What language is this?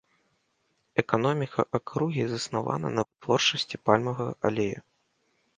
Belarusian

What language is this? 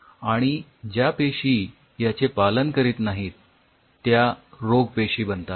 Marathi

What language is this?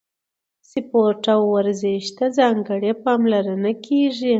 Pashto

